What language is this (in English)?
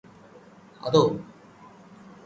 Malayalam